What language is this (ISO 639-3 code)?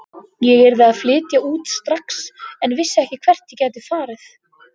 isl